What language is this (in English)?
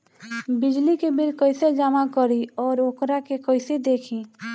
Bhojpuri